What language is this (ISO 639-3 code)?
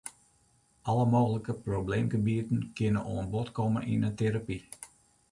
fry